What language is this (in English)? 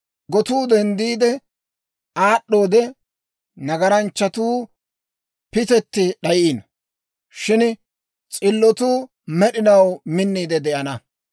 Dawro